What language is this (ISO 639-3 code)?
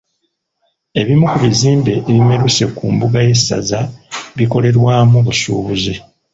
lug